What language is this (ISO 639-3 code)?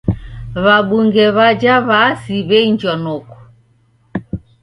dav